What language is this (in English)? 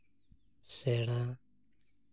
Santali